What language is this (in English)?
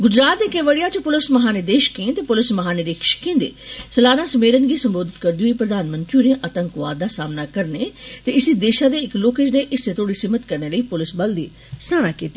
Dogri